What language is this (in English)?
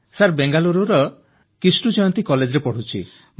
Odia